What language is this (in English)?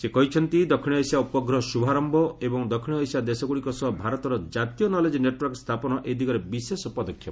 Odia